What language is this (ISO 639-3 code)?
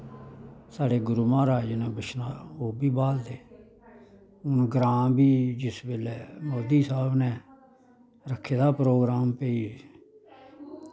doi